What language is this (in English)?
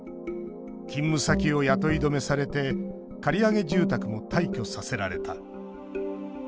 Japanese